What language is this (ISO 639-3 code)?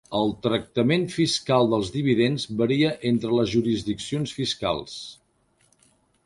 cat